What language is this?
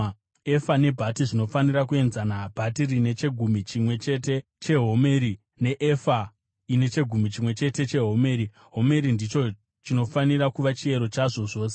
Shona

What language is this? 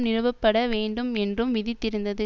Tamil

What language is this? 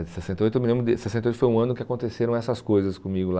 Portuguese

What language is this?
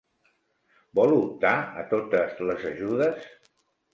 Catalan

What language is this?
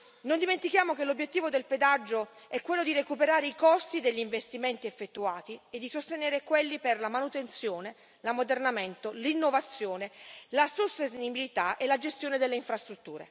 Italian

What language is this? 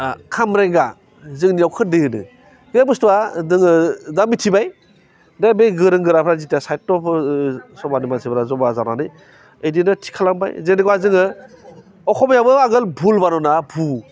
Bodo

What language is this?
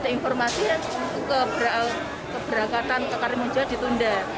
Indonesian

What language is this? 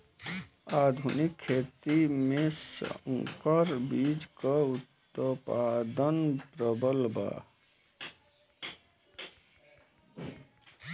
Bhojpuri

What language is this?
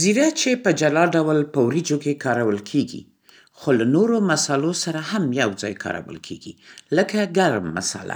Central Pashto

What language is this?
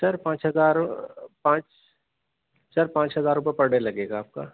Urdu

